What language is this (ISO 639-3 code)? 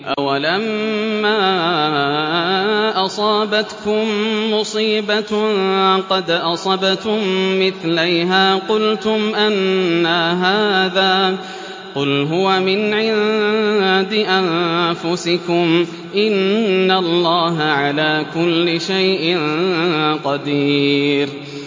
ara